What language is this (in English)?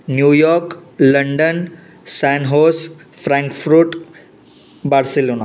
Sindhi